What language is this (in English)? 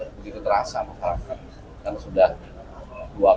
Indonesian